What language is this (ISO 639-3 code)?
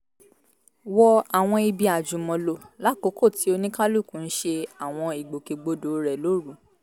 yor